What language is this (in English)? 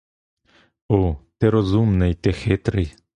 Ukrainian